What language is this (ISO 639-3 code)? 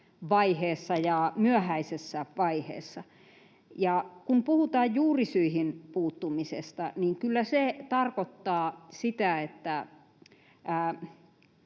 fin